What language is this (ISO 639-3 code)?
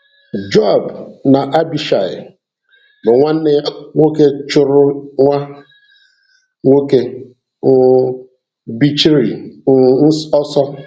ibo